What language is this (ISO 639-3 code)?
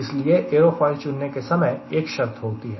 hin